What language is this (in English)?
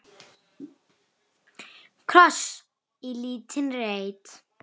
Icelandic